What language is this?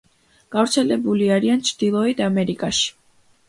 Georgian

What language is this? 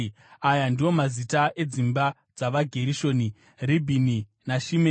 Shona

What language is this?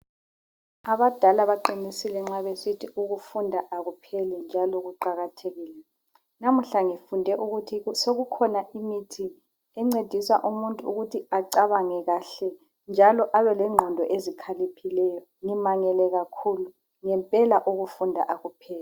North Ndebele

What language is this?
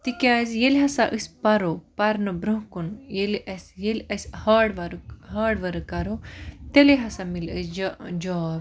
Kashmiri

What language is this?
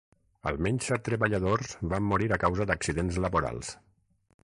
Catalan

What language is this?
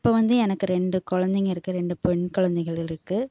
Tamil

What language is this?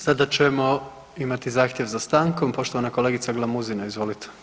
Croatian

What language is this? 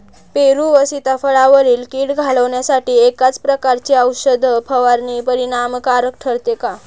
Marathi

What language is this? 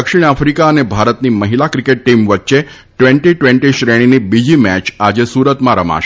Gujarati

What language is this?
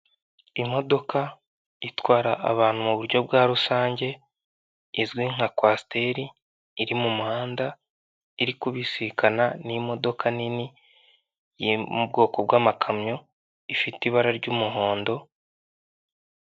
Kinyarwanda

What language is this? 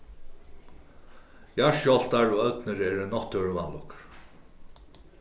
Faroese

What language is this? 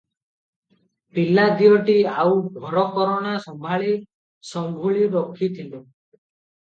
Odia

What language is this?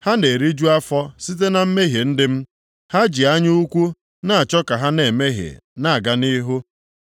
Igbo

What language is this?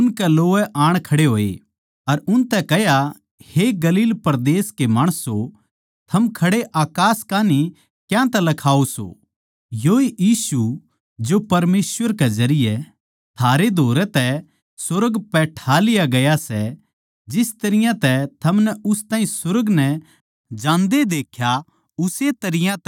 Haryanvi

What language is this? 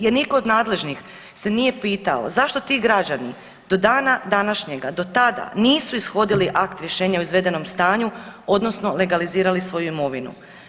Croatian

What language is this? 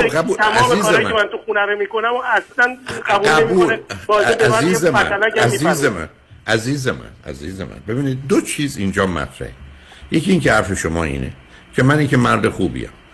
Persian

